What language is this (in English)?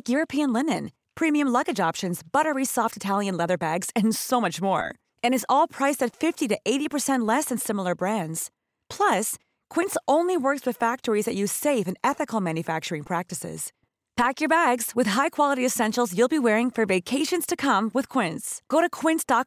Filipino